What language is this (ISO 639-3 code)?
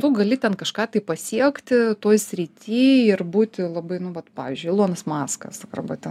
lit